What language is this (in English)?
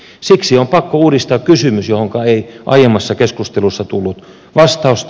Finnish